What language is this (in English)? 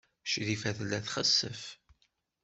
Kabyle